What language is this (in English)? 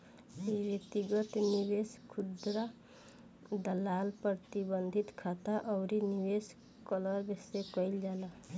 Bhojpuri